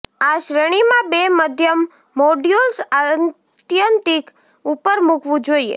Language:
Gujarati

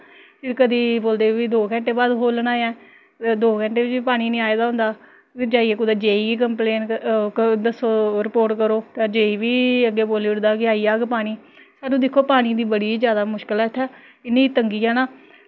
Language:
Dogri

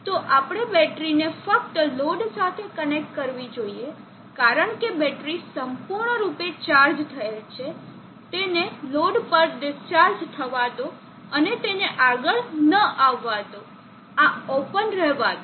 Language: Gujarati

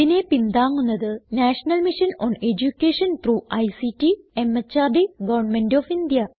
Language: Malayalam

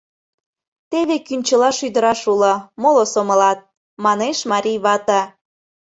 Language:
Mari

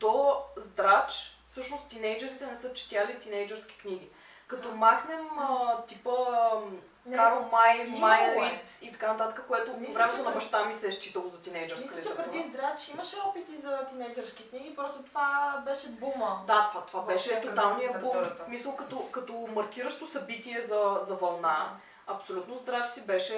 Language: Bulgarian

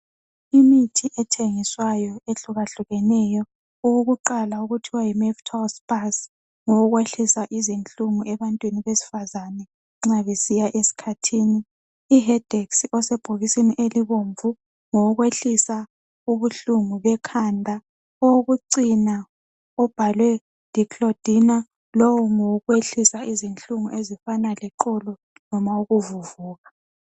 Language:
North Ndebele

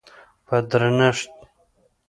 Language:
Pashto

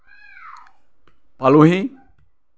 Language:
Assamese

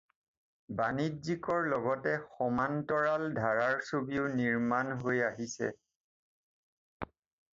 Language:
Assamese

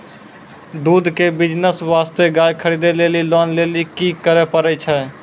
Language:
Maithili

